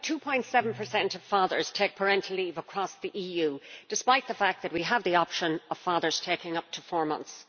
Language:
English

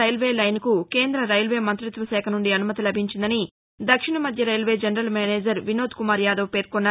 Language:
Telugu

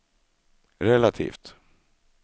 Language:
Swedish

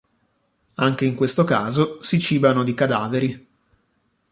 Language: Italian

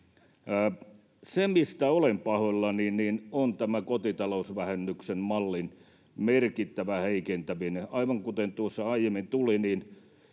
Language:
Finnish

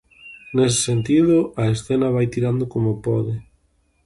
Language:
Galician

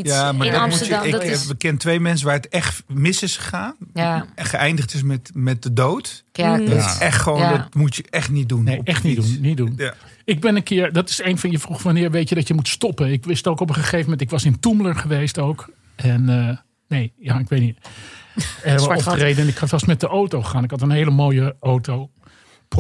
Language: Dutch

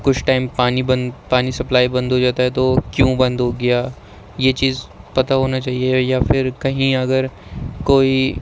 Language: Urdu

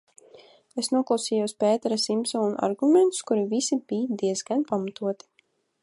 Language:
Latvian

